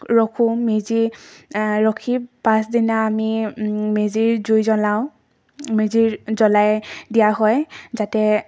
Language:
Assamese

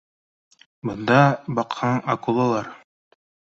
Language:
Bashkir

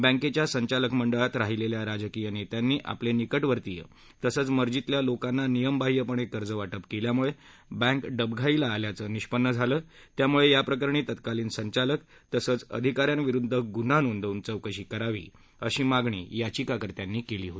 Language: Marathi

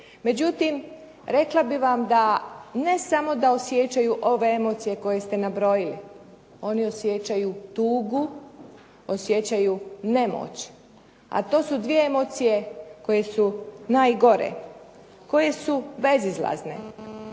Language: Croatian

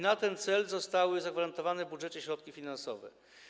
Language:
Polish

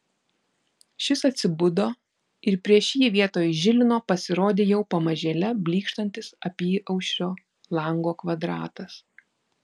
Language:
Lithuanian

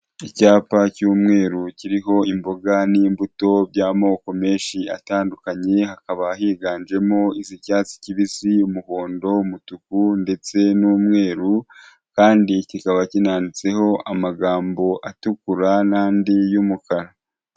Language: Kinyarwanda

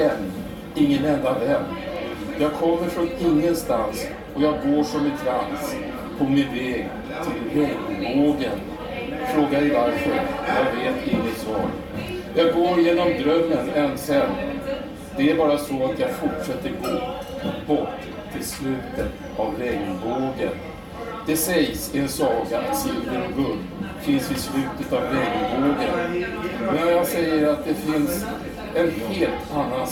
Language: Swedish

